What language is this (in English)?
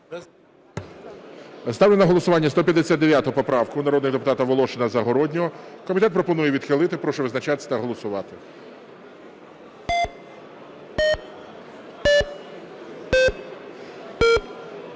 Ukrainian